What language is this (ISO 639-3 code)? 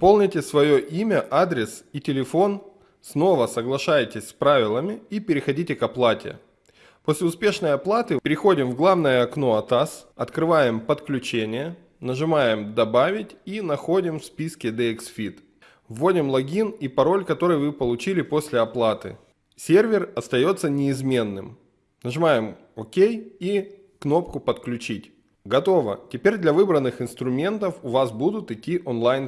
rus